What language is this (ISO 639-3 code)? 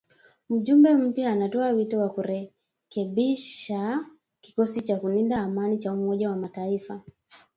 swa